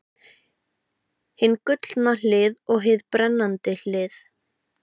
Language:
Icelandic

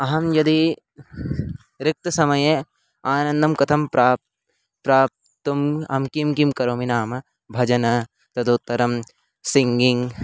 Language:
Sanskrit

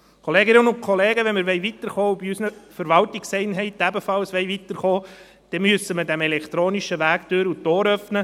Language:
Swiss German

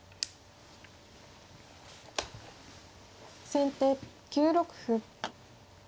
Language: Japanese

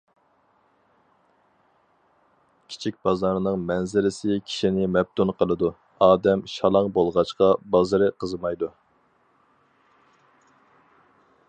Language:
Uyghur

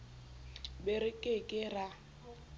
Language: Southern Sotho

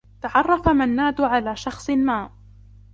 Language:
Arabic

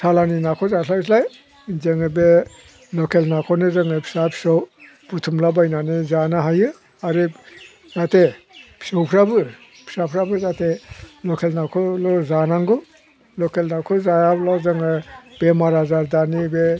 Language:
Bodo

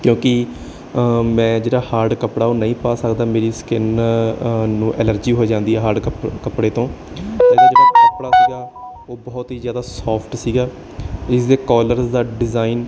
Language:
Punjabi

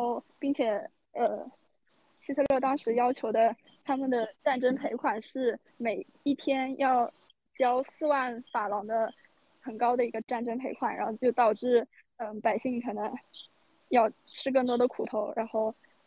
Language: Chinese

